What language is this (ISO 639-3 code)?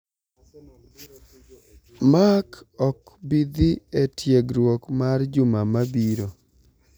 luo